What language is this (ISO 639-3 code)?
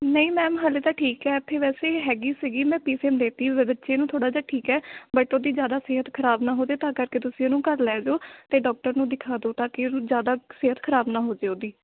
pan